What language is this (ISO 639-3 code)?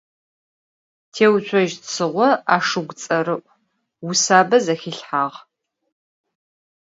ady